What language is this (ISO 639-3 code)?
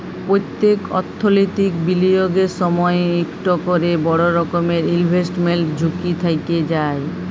ben